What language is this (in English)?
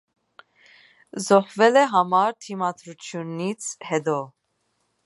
Armenian